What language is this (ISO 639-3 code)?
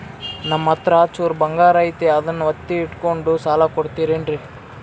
kan